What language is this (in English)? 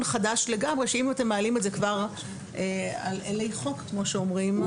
Hebrew